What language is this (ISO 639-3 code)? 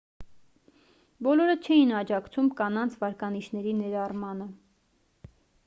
hye